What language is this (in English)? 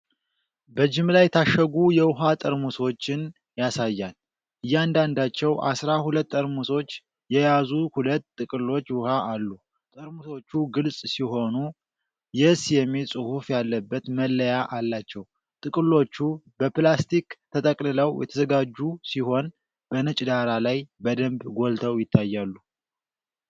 Amharic